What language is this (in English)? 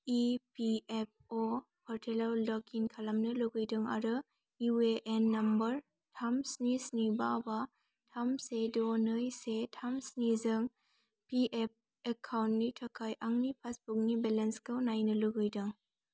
Bodo